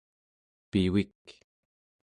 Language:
Central Yupik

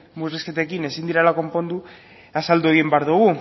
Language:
Basque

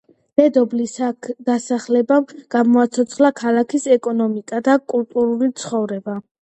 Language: Georgian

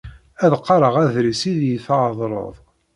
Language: Kabyle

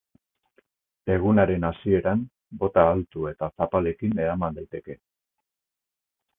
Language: Basque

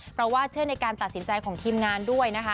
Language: Thai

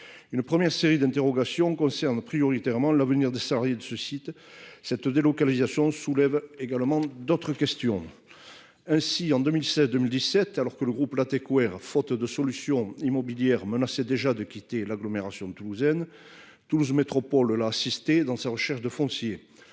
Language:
French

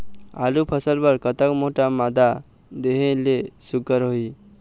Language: Chhattisgarhi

